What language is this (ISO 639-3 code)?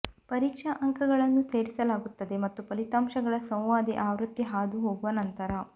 kan